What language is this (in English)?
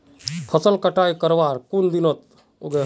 Magahi